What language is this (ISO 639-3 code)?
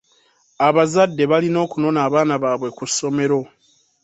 lug